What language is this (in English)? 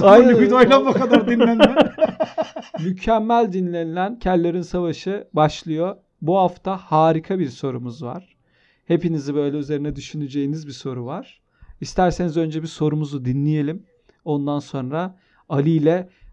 Turkish